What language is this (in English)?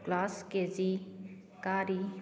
Manipuri